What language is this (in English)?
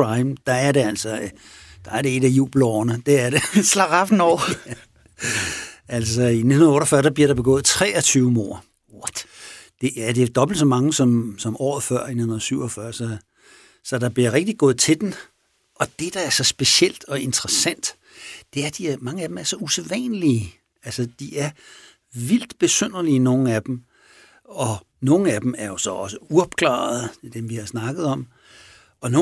Danish